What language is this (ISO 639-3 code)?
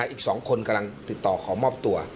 tha